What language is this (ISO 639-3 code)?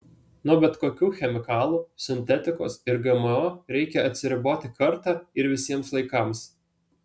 lit